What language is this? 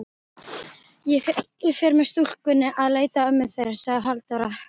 Icelandic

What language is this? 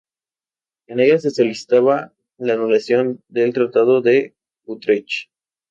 Spanish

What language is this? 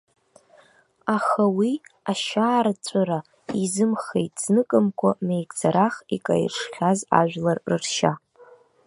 Abkhazian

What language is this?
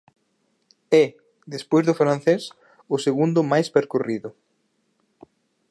Galician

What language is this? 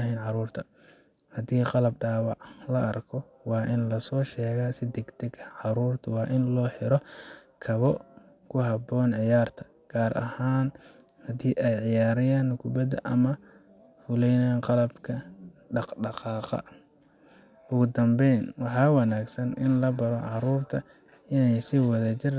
Somali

